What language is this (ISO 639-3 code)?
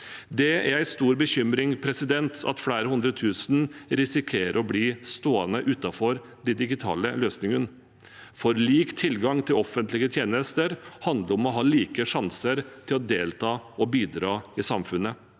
nor